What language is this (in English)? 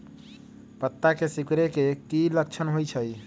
Magahi